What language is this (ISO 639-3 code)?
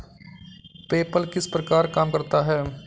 hin